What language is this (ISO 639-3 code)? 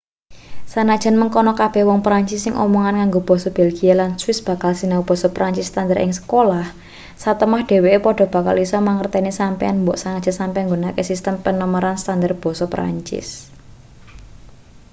jav